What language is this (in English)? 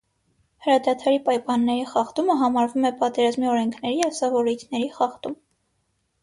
Armenian